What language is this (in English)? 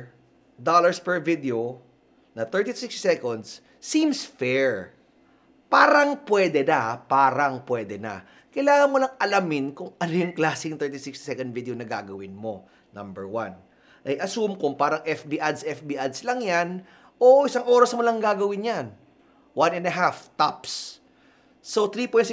Filipino